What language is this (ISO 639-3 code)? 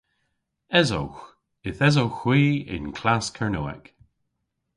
cor